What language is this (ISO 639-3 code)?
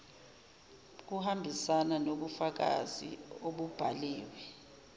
zul